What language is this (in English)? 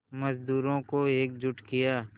Hindi